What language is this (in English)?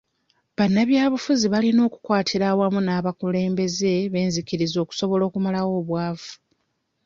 Ganda